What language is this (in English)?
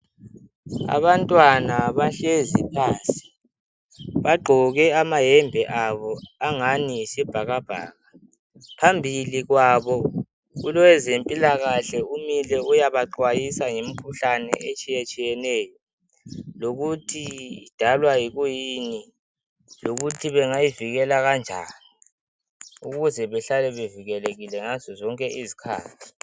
North Ndebele